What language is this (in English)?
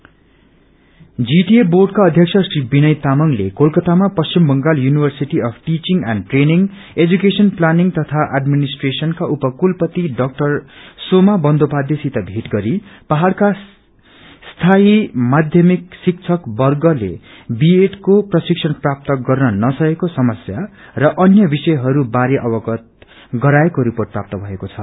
Nepali